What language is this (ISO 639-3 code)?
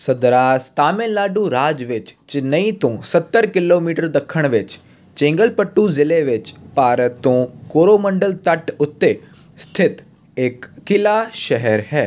pan